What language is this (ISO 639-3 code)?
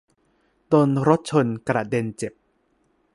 tha